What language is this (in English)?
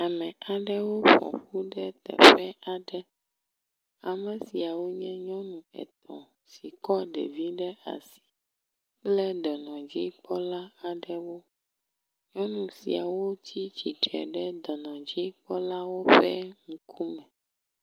Ewe